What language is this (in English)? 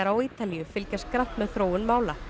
Icelandic